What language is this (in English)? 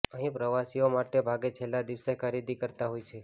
Gujarati